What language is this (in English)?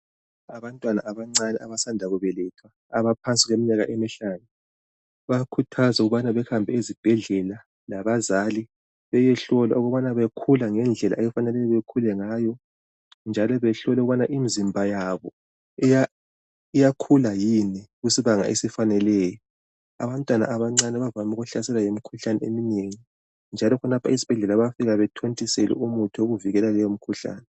North Ndebele